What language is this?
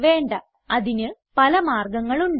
Malayalam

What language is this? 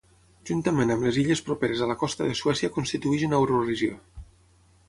Catalan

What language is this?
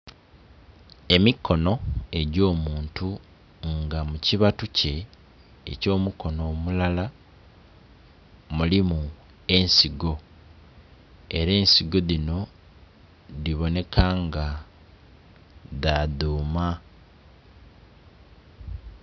Soga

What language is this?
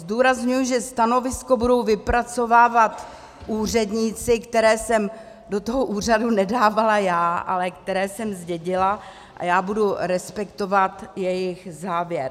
Czech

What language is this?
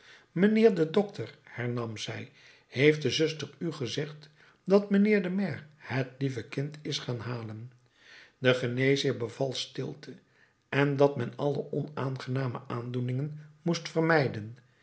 Dutch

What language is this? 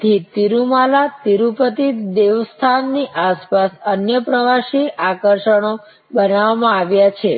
Gujarati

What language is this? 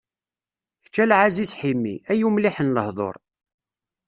Kabyle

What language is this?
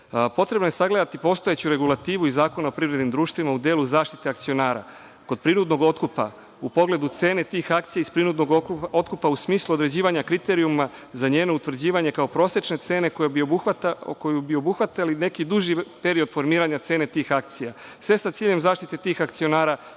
Serbian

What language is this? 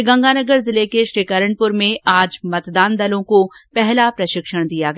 Hindi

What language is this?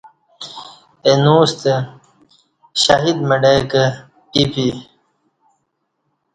Kati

